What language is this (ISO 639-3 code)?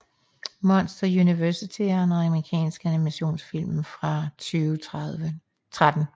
dan